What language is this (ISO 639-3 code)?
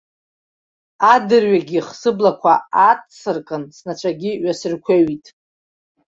abk